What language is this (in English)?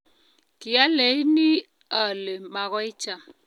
Kalenjin